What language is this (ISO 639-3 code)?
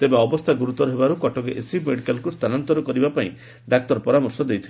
ori